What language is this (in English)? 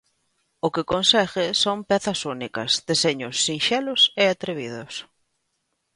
Galician